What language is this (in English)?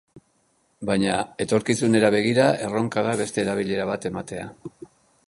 Basque